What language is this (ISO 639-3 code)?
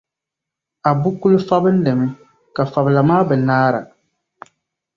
dag